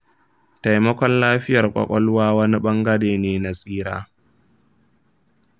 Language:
Hausa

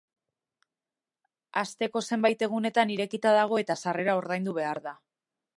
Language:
Basque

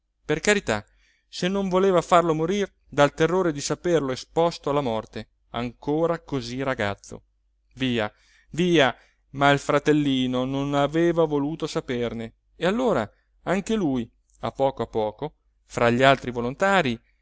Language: Italian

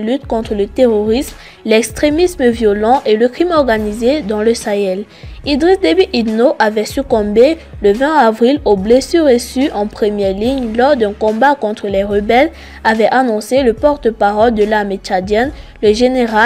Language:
French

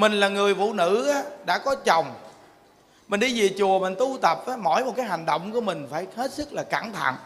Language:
Vietnamese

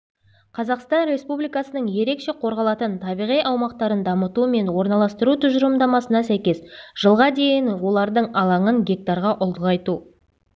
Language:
Kazakh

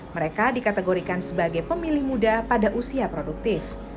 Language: Indonesian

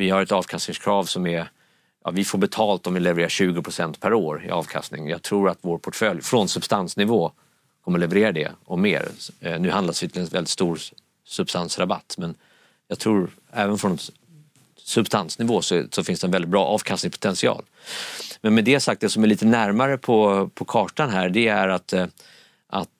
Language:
Swedish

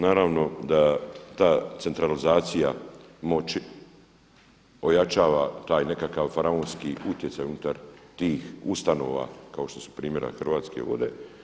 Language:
Croatian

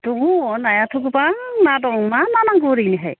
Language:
Bodo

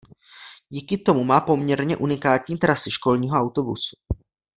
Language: Czech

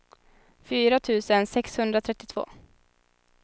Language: Swedish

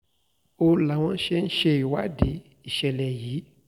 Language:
Yoruba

